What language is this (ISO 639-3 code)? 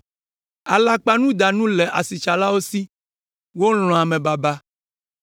ewe